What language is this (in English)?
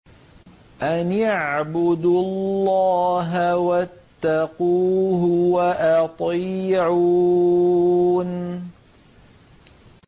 Arabic